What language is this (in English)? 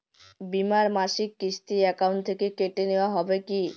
Bangla